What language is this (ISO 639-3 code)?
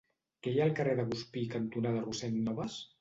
cat